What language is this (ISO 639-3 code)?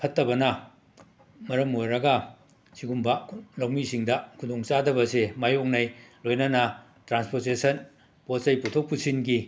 mni